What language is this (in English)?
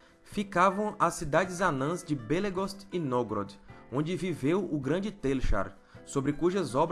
Portuguese